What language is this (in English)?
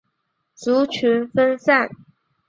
Chinese